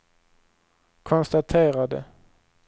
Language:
Swedish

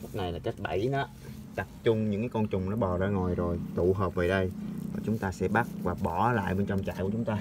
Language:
Vietnamese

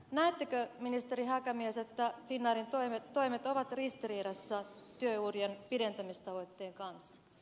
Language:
Finnish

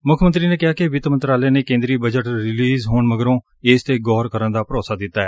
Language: Punjabi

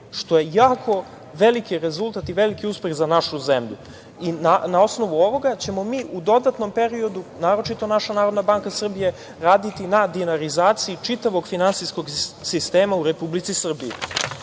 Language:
Serbian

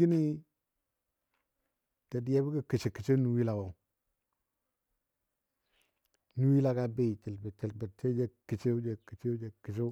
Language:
Dadiya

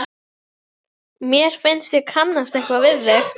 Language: Icelandic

